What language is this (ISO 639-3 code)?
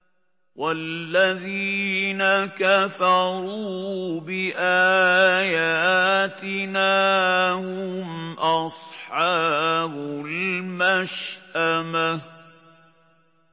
ara